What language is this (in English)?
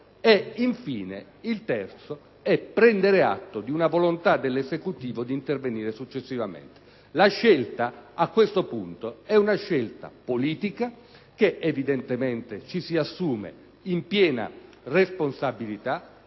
Italian